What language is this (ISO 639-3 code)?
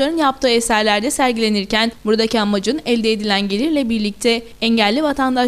tur